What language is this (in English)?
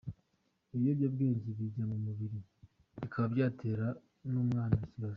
Kinyarwanda